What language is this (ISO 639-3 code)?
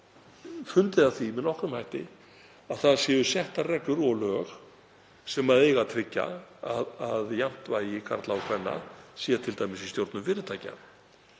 isl